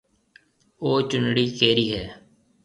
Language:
Marwari (Pakistan)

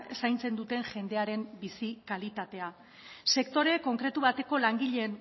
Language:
Basque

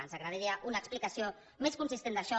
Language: Catalan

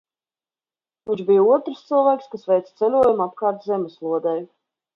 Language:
Latvian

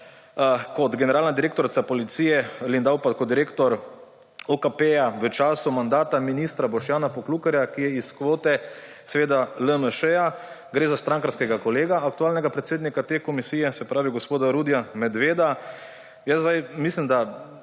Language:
Slovenian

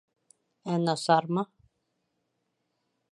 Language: Bashkir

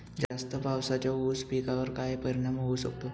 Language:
Marathi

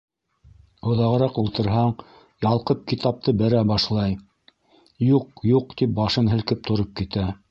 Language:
Bashkir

